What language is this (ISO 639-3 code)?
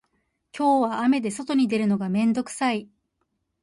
jpn